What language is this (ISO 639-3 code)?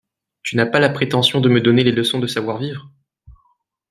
fra